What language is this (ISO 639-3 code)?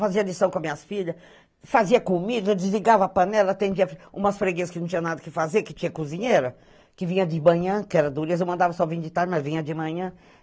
por